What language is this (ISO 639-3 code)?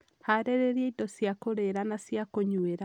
kik